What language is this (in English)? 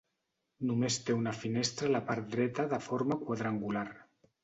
Catalan